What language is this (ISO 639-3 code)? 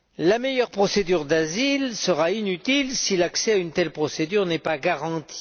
fra